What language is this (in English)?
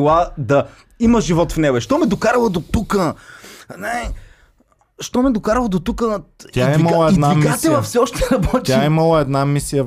Bulgarian